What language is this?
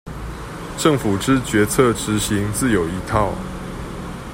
Chinese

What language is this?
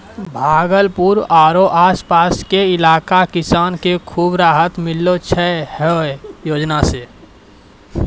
Maithili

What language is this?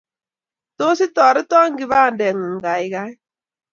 Kalenjin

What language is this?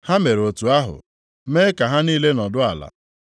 Igbo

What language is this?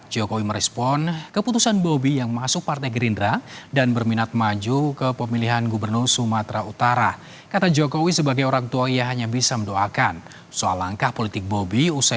Indonesian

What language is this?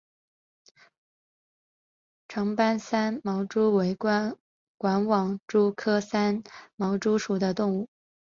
Chinese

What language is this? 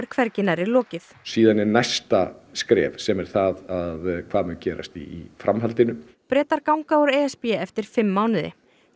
Icelandic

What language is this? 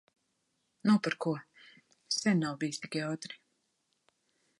Latvian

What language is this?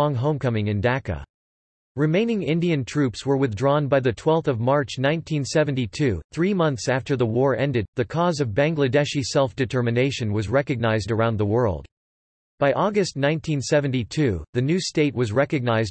English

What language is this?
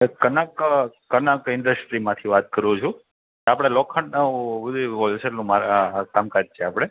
Gujarati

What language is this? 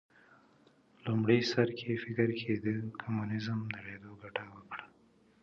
Pashto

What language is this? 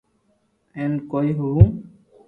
Loarki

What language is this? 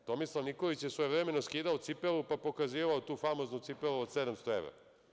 Serbian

